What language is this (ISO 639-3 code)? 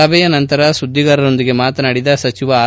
kan